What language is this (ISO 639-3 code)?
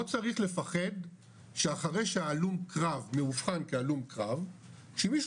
heb